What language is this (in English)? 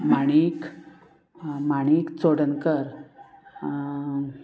Konkani